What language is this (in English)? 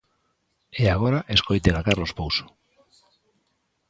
Galician